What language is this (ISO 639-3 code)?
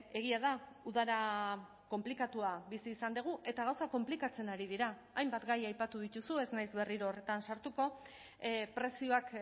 eus